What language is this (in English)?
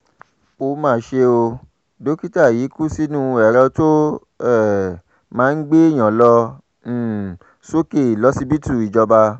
Yoruba